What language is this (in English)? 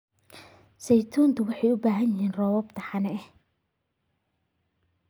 Somali